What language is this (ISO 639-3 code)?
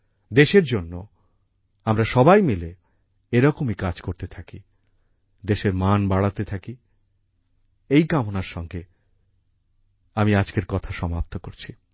ben